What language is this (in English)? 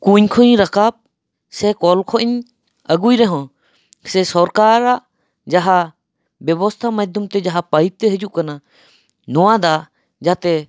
Santali